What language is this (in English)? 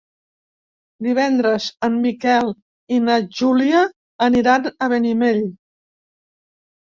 Catalan